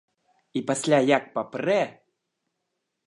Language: Belarusian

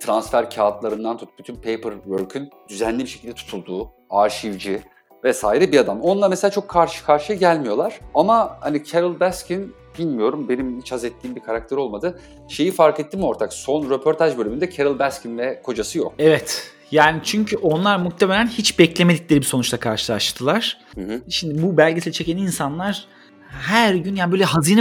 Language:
Turkish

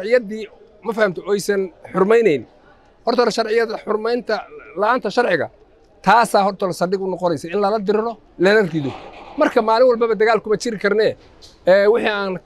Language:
Arabic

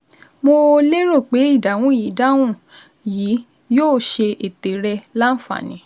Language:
Yoruba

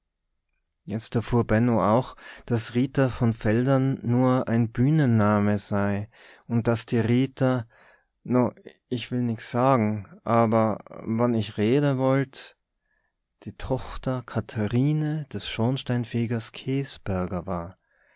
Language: German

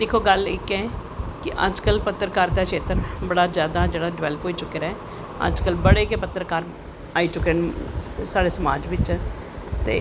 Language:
Dogri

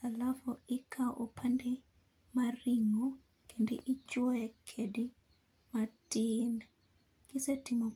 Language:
Luo (Kenya and Tanzania)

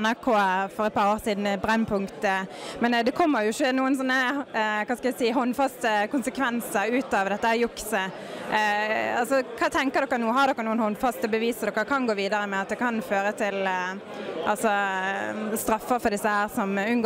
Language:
Norwegian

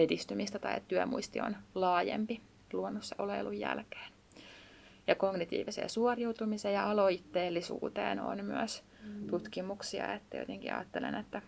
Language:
Finnish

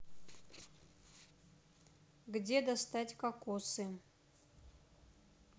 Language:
Russian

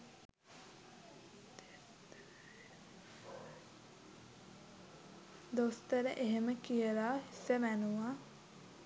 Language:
Sinhala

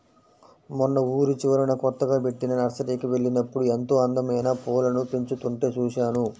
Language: Telugu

